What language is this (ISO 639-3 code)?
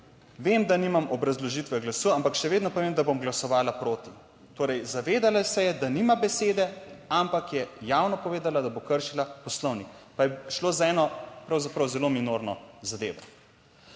slv